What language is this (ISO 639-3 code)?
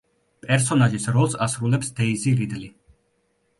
kat